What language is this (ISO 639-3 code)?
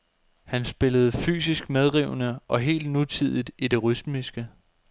dan